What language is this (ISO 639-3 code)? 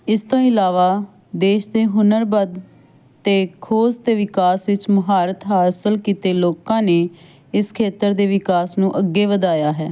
pan